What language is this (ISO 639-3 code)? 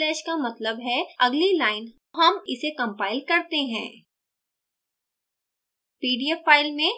hin